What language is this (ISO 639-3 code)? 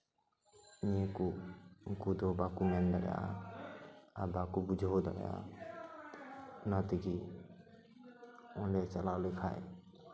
sat